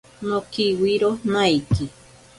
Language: Ashéninka Perené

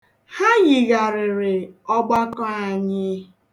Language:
Igbo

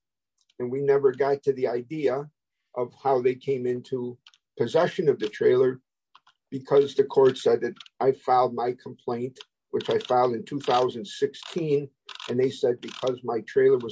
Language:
English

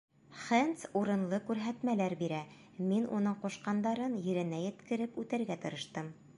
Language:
Bashkir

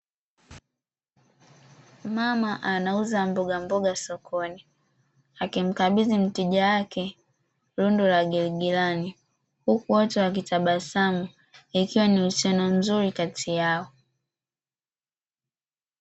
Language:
Swahili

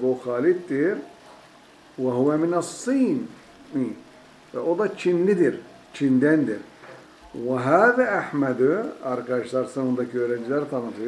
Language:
Turkish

